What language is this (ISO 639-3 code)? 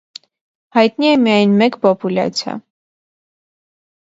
hye